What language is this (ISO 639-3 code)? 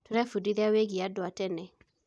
kik